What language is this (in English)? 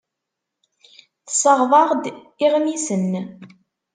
Kabyle